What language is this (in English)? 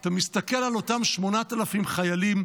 Hebrew